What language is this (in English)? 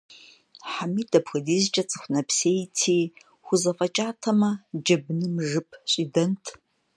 Kabardian